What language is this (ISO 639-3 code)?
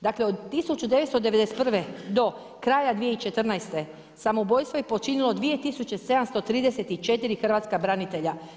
hrv